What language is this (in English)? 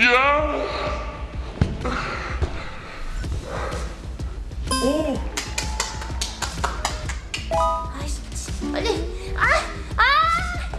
Korean